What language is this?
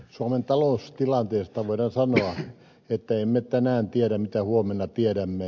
Finnish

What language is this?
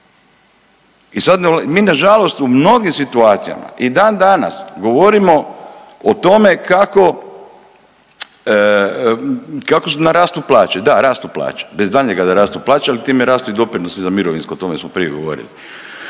Croatian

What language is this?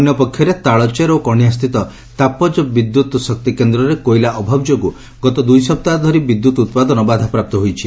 Odia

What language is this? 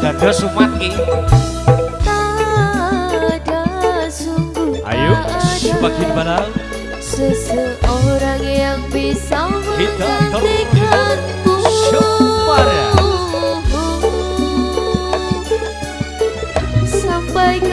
Indonesian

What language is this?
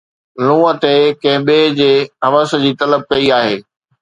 Sindhi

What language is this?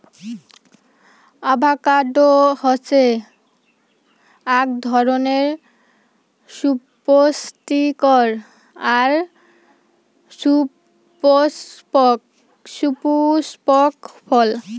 Bangla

